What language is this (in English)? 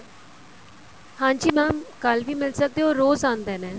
Punjabi